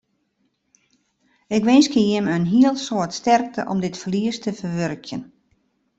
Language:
Western Frisian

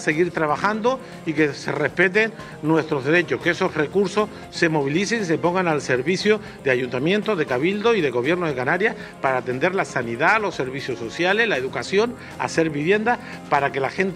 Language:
Spanish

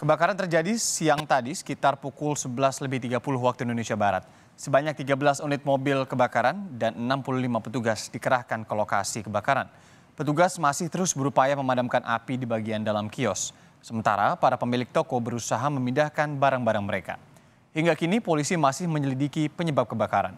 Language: Indonesian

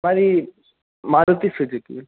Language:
Telugu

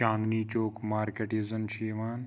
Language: Kashmiri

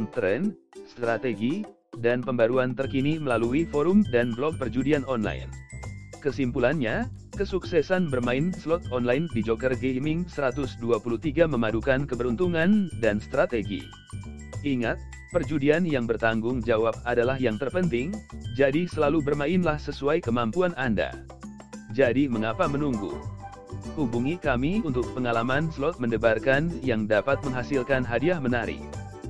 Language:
Indonesian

